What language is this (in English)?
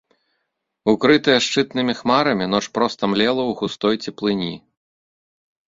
Belarusian